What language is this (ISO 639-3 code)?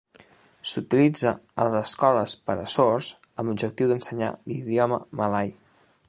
cat